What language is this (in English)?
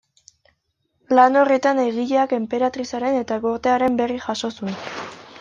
Basque